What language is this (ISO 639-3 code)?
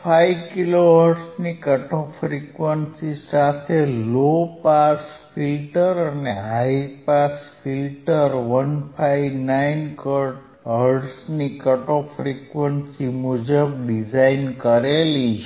guj